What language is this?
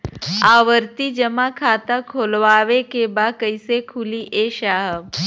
Bhojpuri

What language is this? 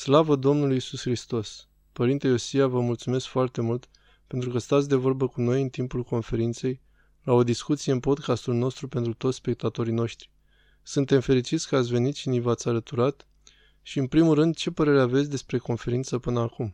Romanian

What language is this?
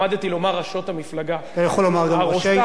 Hebrew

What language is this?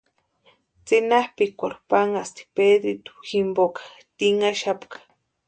Western Highland Purepecha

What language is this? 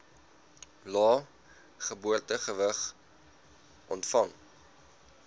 Afrikaans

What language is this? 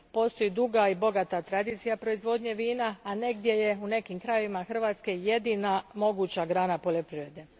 Croatian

